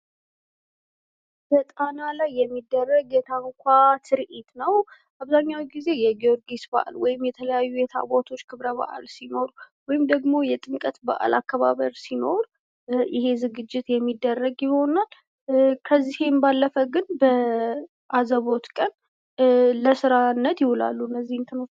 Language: Amharic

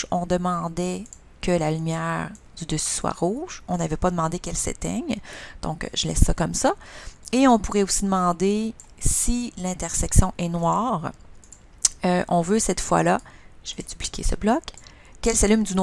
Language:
French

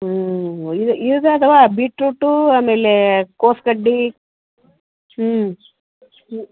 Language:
Kannada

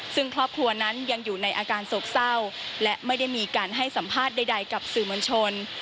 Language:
Thai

